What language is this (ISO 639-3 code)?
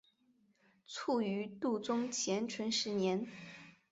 zho